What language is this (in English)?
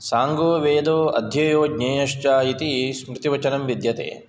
Sanskrit